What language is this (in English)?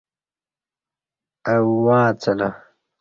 Kati